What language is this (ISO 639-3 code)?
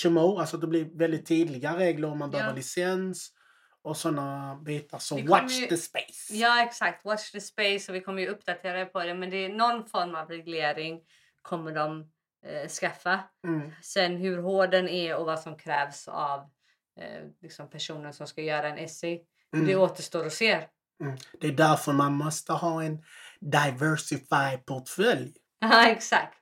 swe